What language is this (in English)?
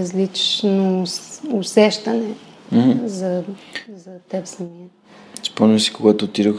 Bulgarian